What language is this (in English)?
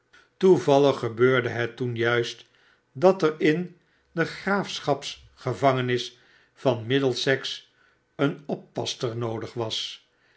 Dutch